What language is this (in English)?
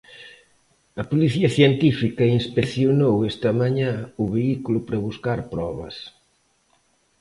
Galician